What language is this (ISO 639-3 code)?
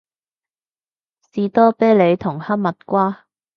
yue